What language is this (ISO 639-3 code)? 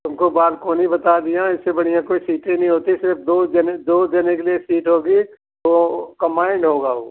hin